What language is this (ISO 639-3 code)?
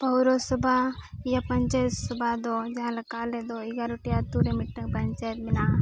sat